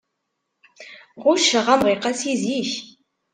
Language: Kabyle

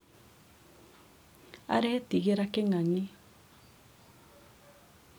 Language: Kikuyu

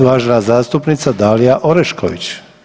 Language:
Croatian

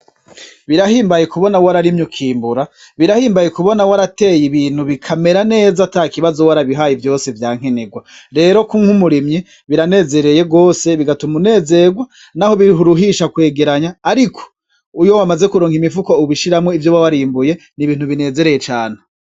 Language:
Rundi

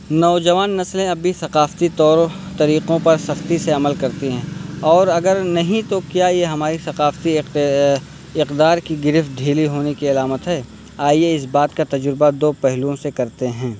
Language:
Urdu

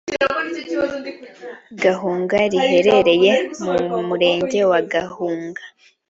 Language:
Kinyarwanda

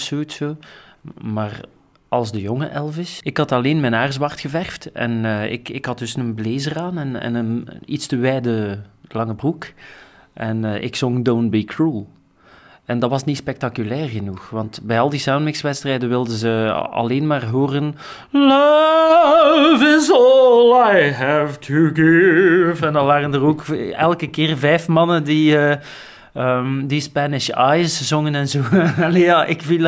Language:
Dutch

